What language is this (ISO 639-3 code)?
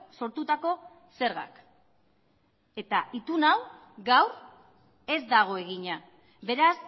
eus